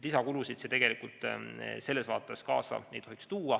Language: Estonian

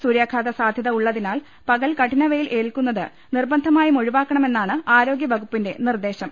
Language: Malayalam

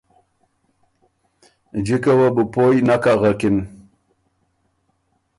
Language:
Ormuri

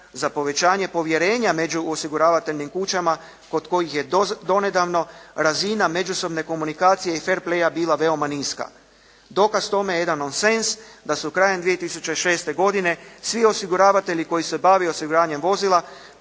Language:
Croatian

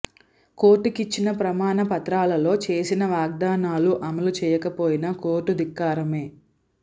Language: Telugu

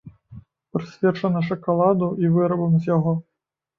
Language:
Belarusian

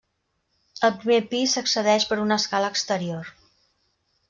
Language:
Catalan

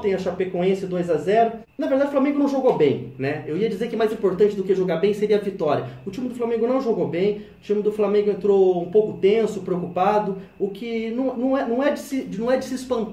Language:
Portuguese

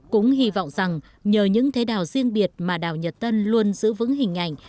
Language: Vietnamese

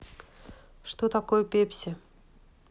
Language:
Russian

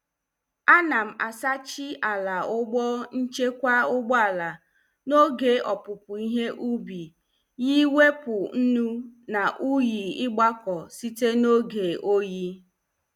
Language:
Igbo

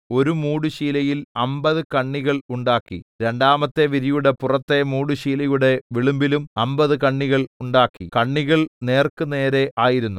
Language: Malayalam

